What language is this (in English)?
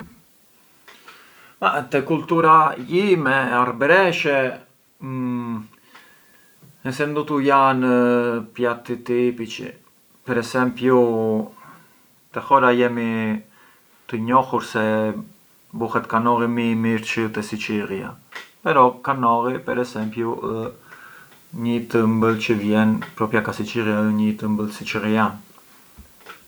Arbëreshë Albanian